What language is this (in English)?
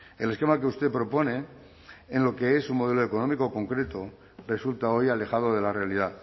Spanish